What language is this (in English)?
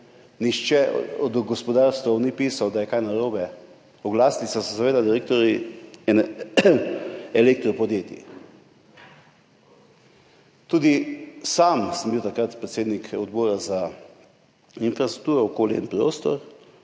Slovenian